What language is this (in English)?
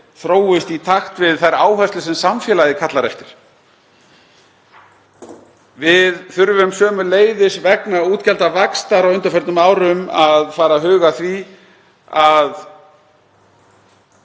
Icelandic